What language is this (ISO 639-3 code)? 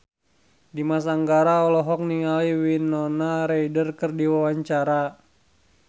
sun